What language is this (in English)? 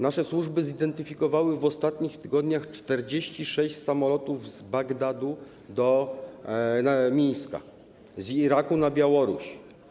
Polish